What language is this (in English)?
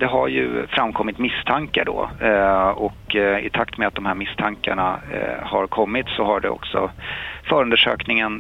Swedish